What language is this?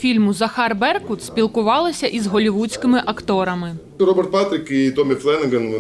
Ukrainian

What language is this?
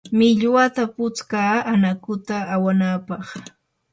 Yanahuanca Pasco Quechua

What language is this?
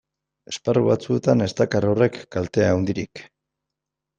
Basque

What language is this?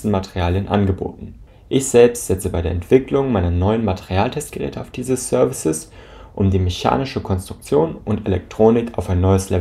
German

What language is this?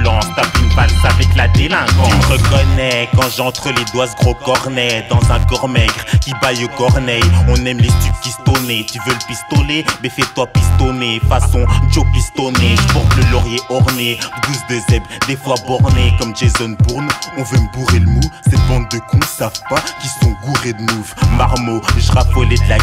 French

